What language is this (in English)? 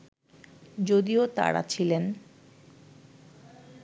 Bangla